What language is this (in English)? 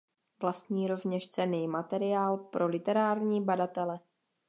Czech